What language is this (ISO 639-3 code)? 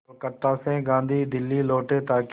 hin